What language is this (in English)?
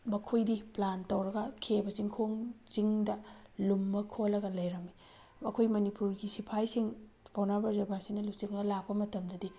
Manipuri